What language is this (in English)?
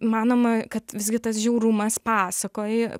Lithuanian